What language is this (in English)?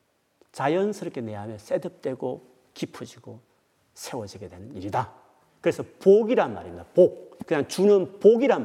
Korean